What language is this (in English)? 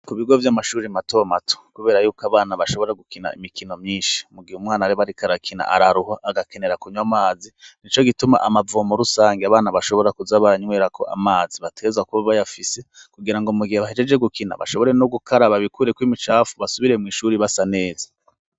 Rundi